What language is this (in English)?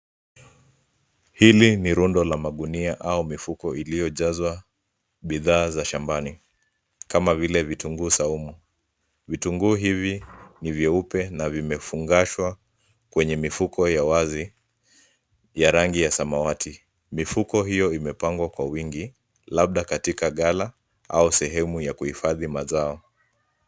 Swahili